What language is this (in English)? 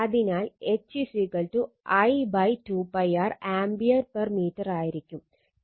Malayalam